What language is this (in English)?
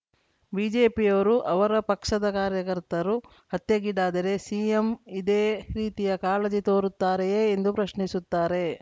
Kannada